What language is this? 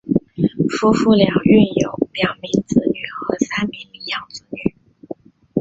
Chinese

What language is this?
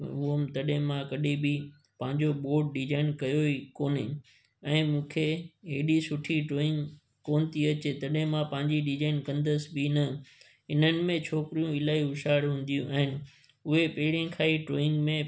Sindhi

